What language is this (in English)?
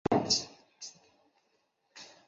Chinese